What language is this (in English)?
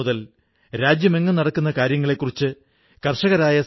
Malayalam